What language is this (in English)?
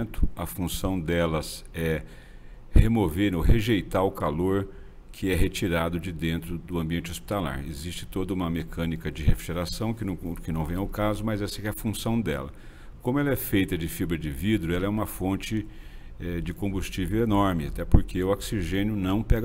Portuguese